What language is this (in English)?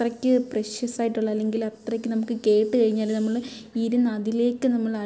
Malayalam